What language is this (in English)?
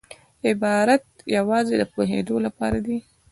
Pashto